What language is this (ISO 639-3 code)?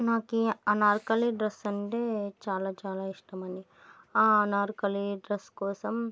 tel